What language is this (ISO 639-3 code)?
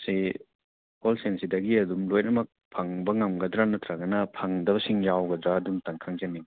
mni